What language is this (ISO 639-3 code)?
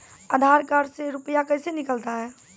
mai